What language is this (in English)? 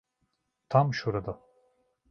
Turkish